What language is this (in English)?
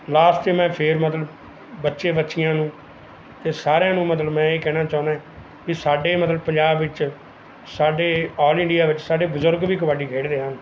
Punjabi